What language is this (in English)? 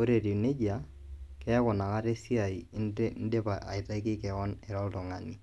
Masai